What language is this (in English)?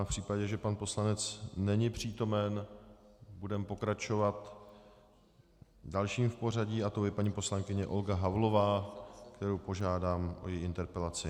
Czech